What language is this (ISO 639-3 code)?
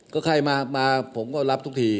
tha